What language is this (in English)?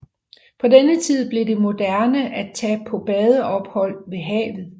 Danish